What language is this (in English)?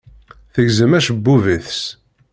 Kabyle